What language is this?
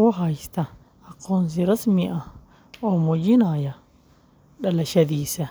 Somali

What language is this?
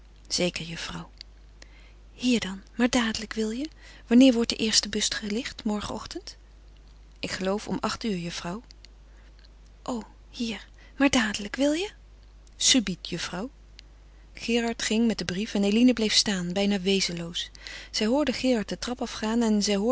Dutch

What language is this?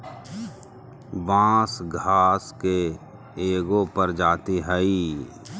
Magahi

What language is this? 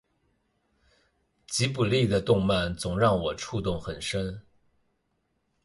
Chinese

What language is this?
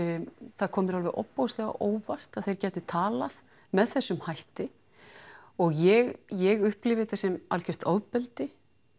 Icelandic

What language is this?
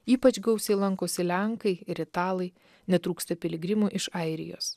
Lithuanian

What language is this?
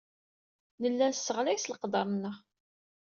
Kabyle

